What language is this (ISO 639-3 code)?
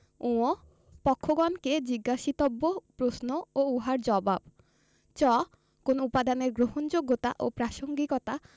ben